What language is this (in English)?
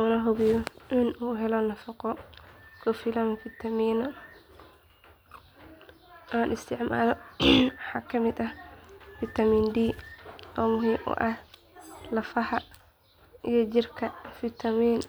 Somali